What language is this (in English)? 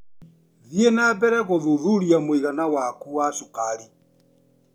Kikuyu